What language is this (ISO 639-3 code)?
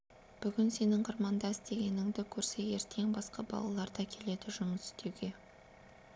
kaz